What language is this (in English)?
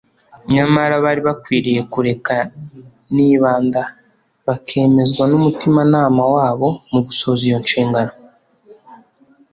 Kinyarwanda